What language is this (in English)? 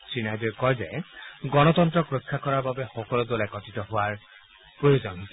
Assamese